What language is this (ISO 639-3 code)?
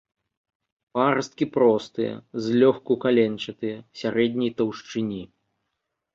bel